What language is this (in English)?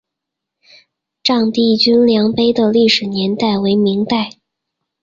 Chinese